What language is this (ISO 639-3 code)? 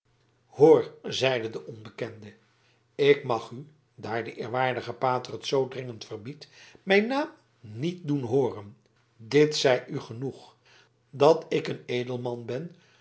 nld